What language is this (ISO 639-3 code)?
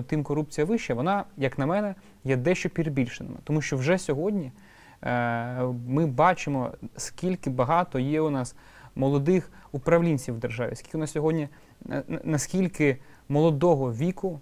ukr